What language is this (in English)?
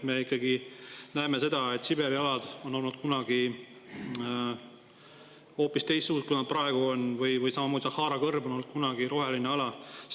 Estonian